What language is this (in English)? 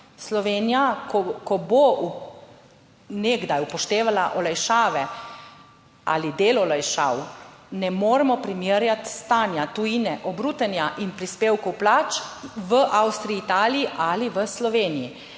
Slovenian